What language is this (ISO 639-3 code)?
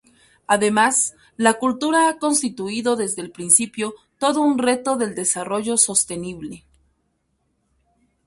spa